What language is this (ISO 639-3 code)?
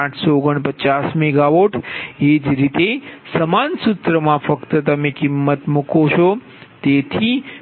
guj